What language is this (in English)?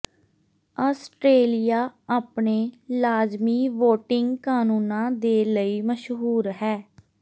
Punjabi